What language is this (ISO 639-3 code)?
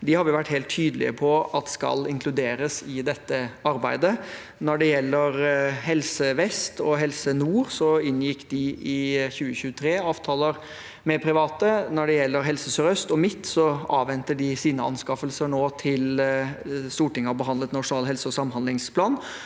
nor